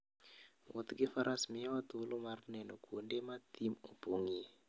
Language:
Luo (Kenya and Tanzania)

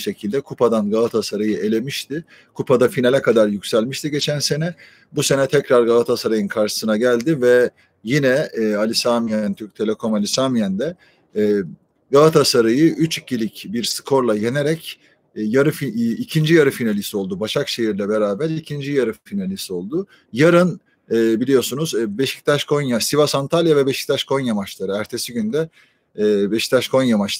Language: Turkish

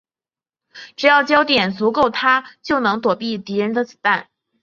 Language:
Chinese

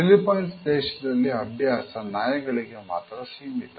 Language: Kannada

